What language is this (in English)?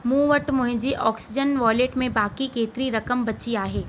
Sindhi